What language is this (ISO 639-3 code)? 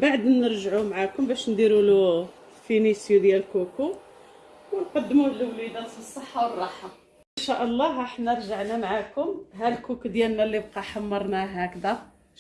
ara